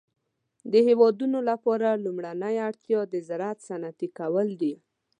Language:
Pashto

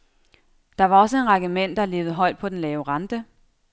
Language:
Danish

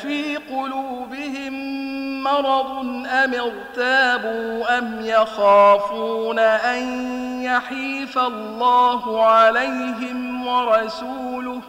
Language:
Arabic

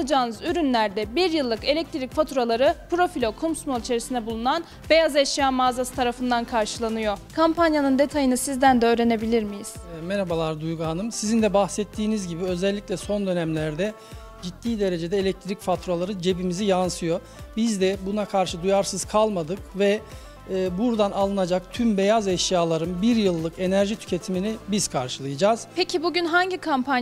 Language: Turkish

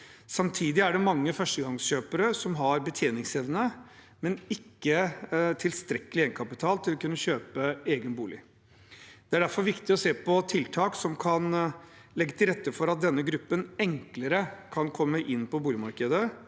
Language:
Norwegian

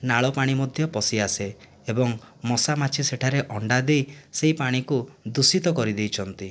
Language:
Odia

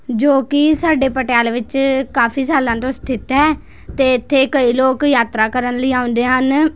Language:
Punjabi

